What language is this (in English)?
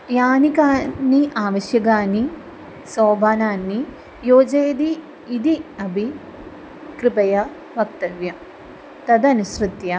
Sanskrit